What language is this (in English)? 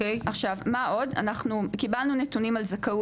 Hebrew